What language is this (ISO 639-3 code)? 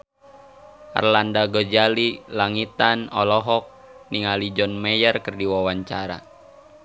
sun